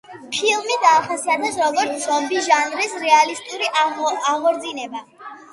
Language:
Georgian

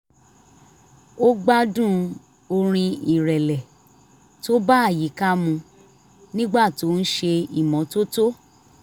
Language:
Yoruba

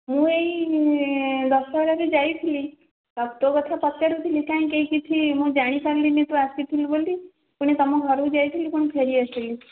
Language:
Odia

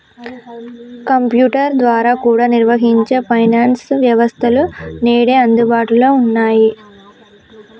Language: Telugu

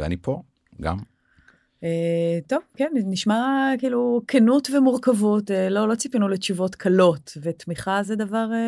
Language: Hebrew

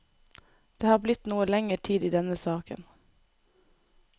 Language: Norwegian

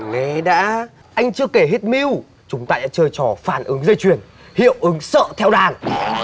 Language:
Vietnamese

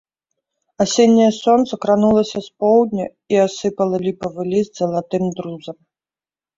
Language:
Belarusian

